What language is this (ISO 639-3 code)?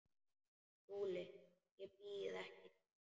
isl